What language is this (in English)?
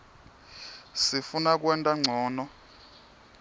Swati